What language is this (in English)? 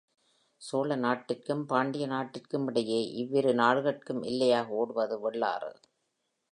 Tamil